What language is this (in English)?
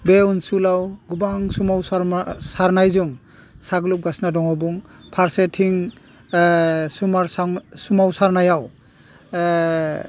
Bodo